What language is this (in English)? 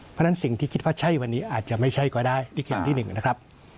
Thai